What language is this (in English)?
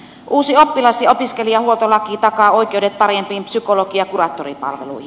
Finnish